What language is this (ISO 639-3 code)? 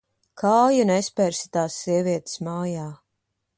lav